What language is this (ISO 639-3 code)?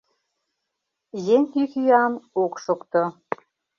chm